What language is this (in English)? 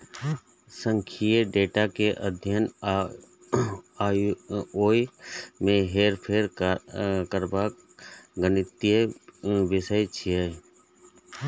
Maithili